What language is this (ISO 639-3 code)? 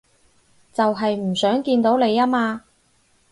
yue